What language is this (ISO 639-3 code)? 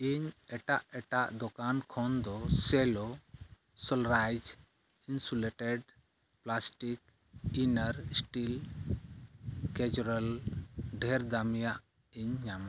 sat